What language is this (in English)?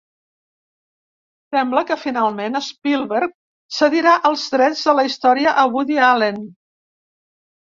Catalan